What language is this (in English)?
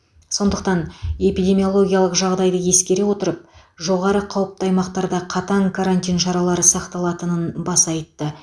Kazakh